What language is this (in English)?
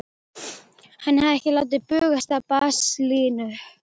Icelandic